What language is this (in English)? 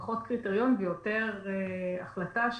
Hebrew